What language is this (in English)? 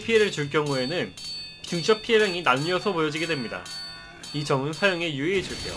Korean